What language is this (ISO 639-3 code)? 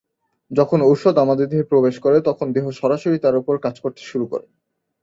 ben